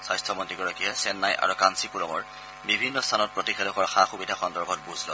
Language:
Assamese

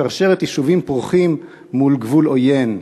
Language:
Hebrew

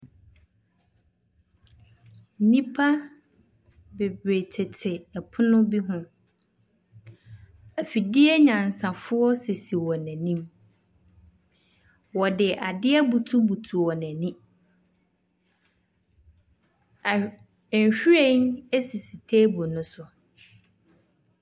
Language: Akan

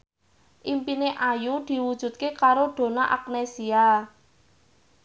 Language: Javanese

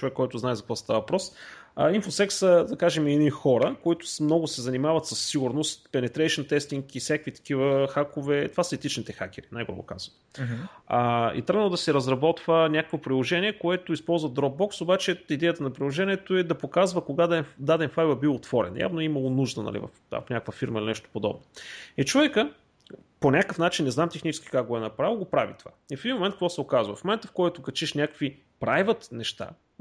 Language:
Bulgarian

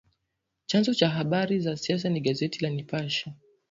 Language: Swahili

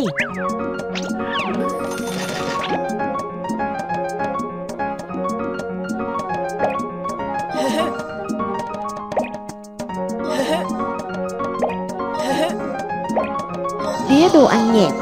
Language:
Vietnamese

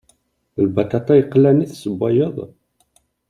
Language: Kabyle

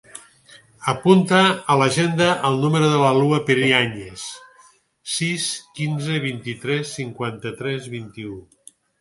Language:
Catalan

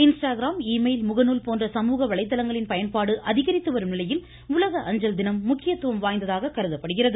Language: Tamil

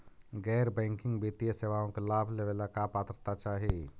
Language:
Magahi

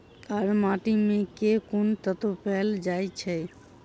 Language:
Maithili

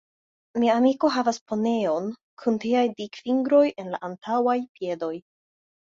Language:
Esperanto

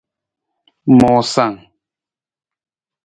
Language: Nawdm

